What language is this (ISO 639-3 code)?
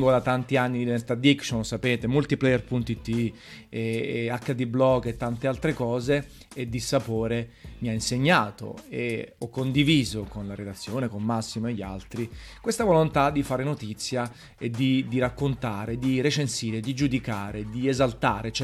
ita